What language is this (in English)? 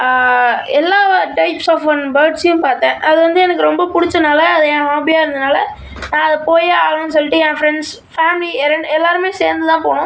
Tamil